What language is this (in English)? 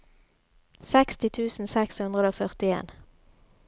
Norwegian